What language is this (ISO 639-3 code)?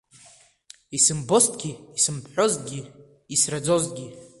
abk